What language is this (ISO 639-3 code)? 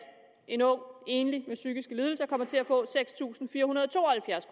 dan